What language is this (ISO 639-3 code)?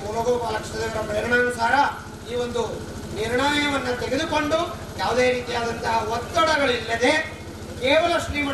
kan